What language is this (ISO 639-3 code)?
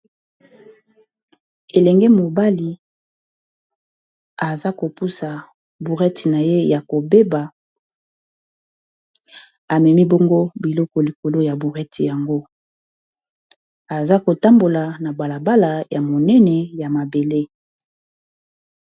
lin